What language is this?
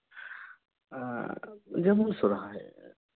Santali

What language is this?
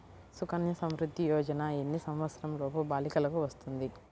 Telugu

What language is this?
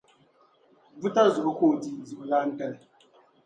Dagbani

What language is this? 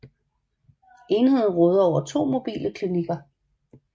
Danish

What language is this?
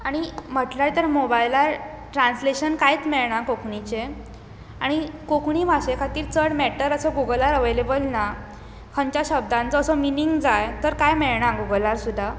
Konkani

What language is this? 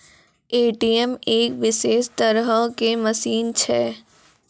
Maithili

